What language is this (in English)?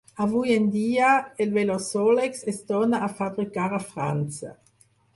Catalan